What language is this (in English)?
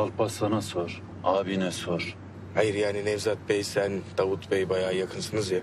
Turkish